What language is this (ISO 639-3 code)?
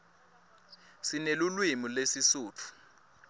ssw